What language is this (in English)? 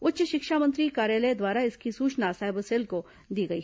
Hindi